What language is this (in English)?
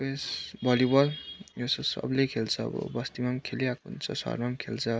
Nepali